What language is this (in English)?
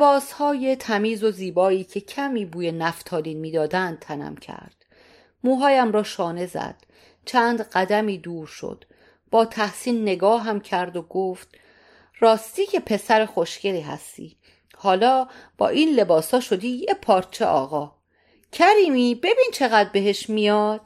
Persian